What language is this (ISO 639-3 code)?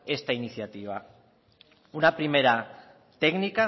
spa